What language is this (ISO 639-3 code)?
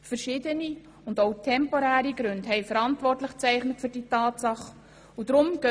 gsw